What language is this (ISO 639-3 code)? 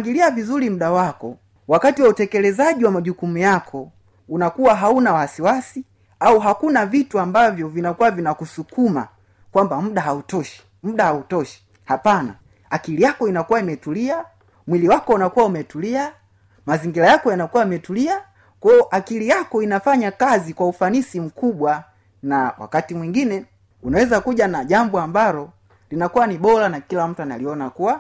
swa